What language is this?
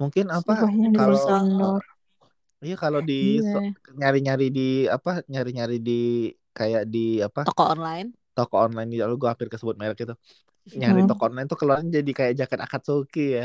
Indonesian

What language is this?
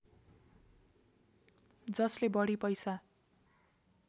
Nepali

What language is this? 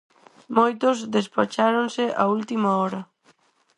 Galician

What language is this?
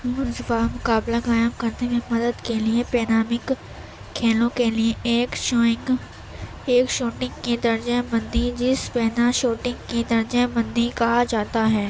Urdu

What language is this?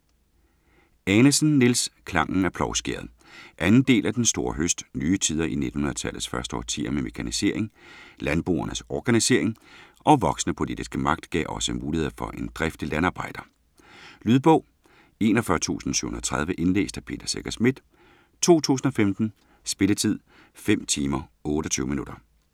Danish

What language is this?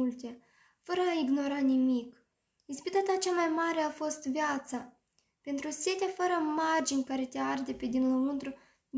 Romanian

